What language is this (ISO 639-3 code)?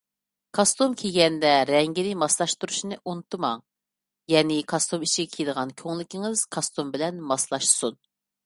uig